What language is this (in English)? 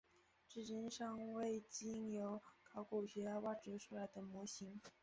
Chinese